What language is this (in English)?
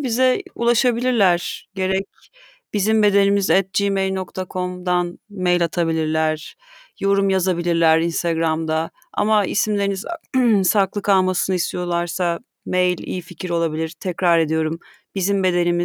Turkish